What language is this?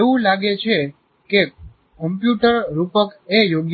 Gujarati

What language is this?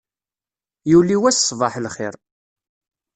Kabyle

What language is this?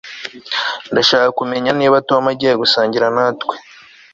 Kinyarwanda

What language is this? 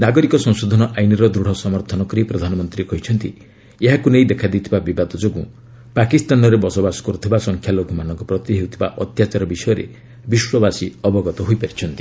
Odia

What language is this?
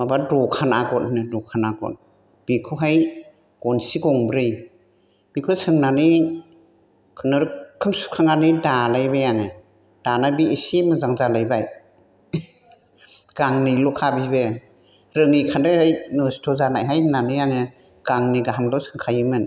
Bodo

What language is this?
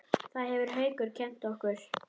Icelandic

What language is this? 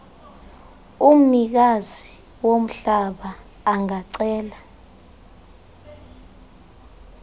Xhosa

